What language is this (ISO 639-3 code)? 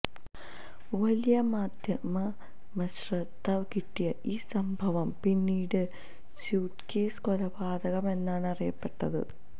mal